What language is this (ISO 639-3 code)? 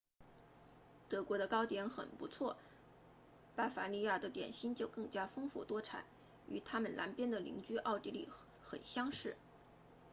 zho